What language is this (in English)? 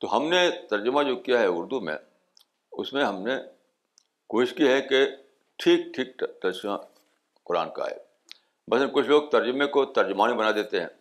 Urdu